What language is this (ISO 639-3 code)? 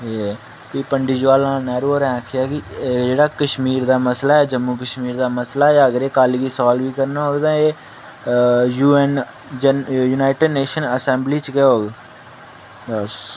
doi